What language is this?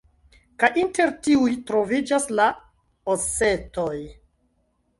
Esperanto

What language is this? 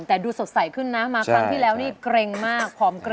Thai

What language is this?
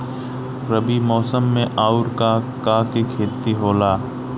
Bhojpuri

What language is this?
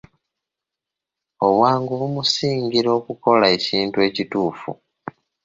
Ganda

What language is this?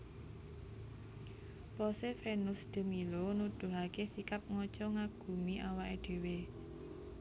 Javanese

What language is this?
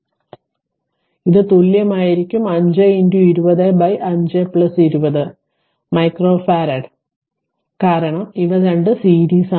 Malayalam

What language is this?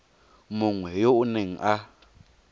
Tswana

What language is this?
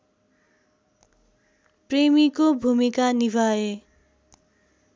Nepali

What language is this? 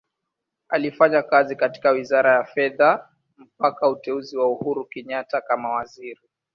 Swahili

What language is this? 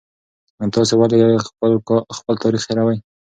Pashto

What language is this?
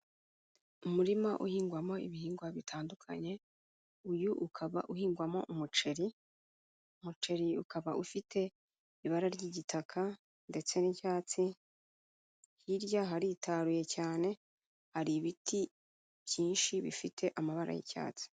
Kinyarwanda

